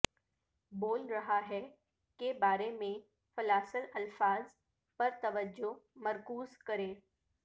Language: Urdu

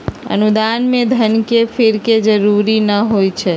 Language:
Magahi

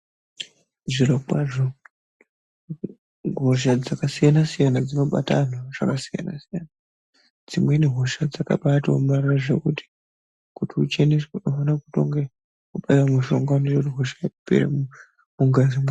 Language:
Ndau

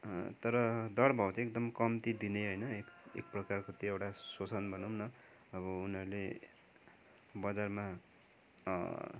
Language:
Nepali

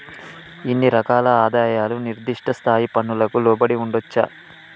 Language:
Telugu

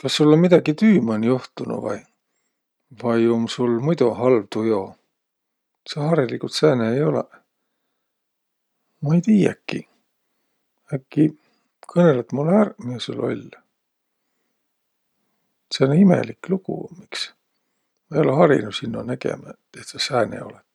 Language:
Võro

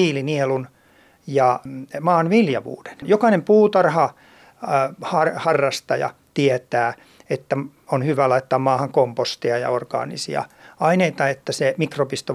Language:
Finnish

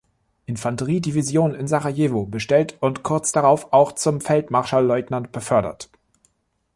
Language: German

